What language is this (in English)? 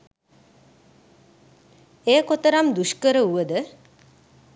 Sinhala